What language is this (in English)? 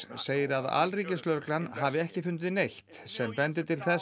Icelandic